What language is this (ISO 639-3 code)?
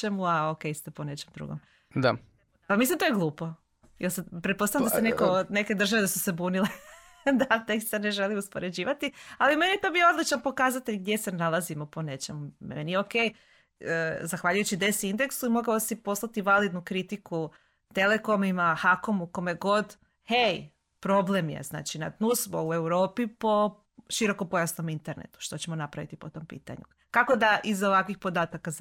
hrv